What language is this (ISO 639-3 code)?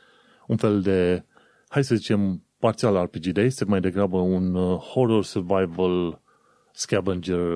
ron